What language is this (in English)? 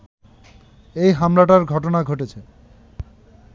Bangla